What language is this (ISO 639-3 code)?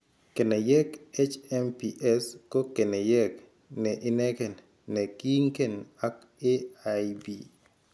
kln